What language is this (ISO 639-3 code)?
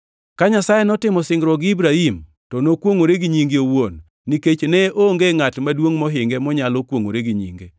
luo